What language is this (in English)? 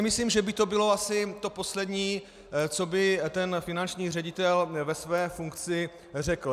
Czech